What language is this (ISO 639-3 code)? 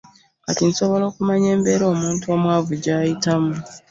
lug